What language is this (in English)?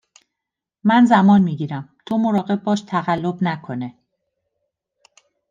Persian